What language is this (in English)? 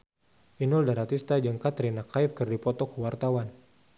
Sundanese